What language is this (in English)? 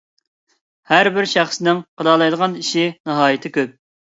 Uyghur